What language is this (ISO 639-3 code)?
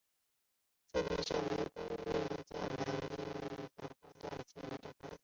zho